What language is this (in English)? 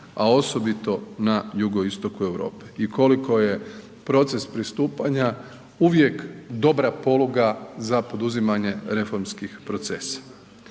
Croatian